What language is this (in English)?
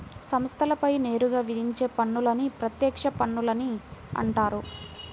Telugu